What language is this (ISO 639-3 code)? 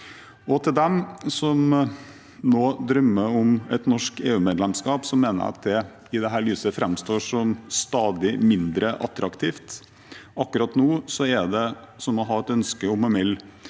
nor